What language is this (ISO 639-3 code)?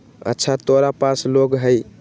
mag